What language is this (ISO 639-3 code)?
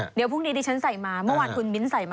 tha